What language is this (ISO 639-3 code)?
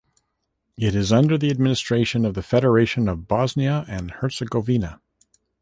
eng